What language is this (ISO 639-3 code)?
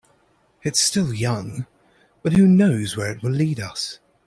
eng